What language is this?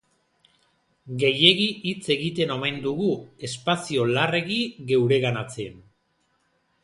Basque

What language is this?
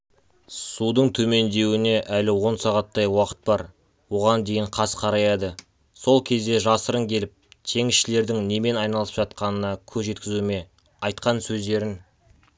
Kazakh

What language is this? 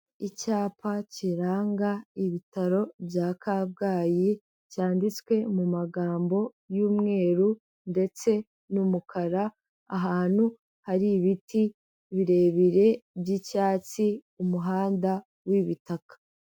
Kinyarwanda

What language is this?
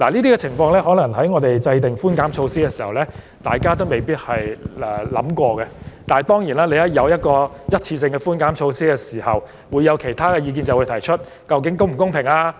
Cantonese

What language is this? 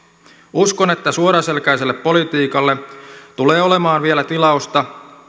Finnish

